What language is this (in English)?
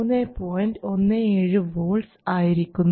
Malayalam